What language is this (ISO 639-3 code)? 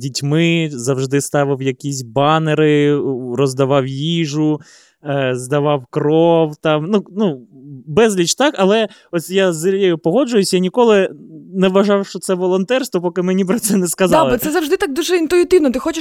ukr